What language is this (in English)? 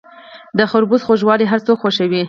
Pashto